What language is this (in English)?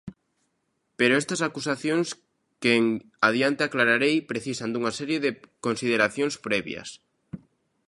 Galician